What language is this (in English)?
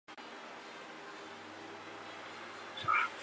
Chinese